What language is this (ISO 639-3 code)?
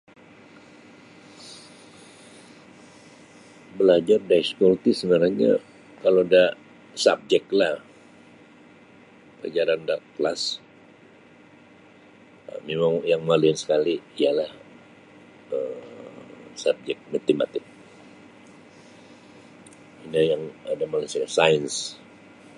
bsy